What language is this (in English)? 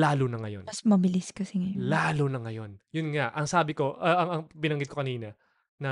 Filipino